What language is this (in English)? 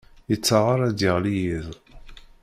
Kabyle